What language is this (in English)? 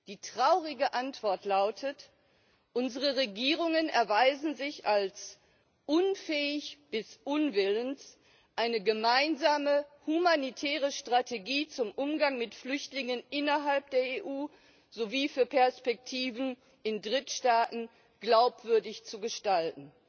German